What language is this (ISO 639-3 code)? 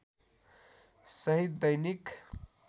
nep